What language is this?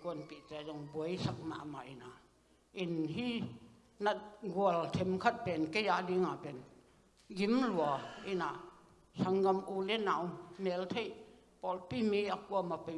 Vietnamese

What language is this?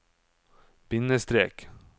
Norwegian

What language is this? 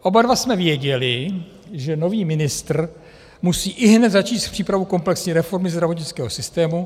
Czech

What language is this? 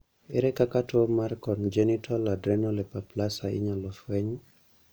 Luo (Kenya and Tanzania)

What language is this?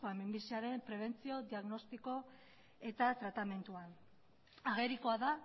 Basque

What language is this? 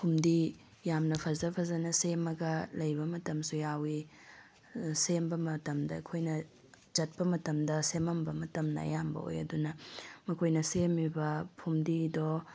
Manipuri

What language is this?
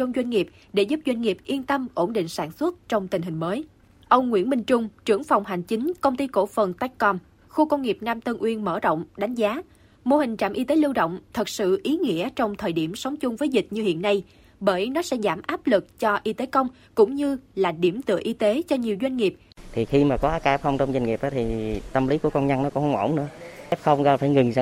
Vietnamese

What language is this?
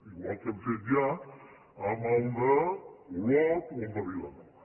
Catalan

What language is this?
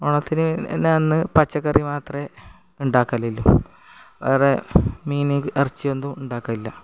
Malayalam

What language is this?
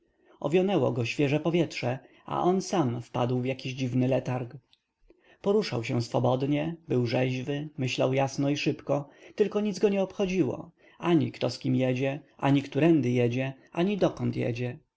Polish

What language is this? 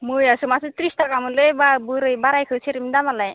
Bodo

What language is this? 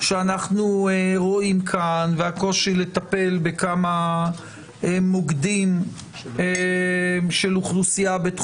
Hebrew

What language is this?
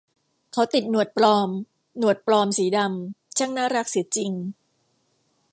Thai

